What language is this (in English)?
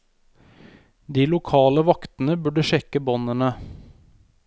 Norwegian